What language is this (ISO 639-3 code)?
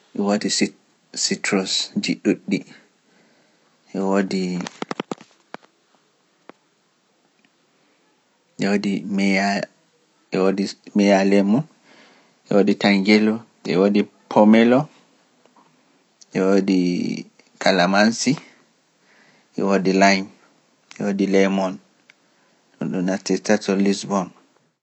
fuf